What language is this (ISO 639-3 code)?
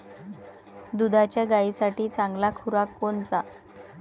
mar